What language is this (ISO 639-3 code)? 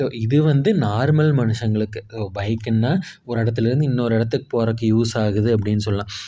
tam